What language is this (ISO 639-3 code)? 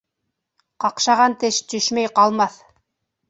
bak